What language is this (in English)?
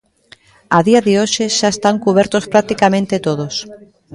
Galician